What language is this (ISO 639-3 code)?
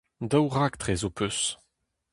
bre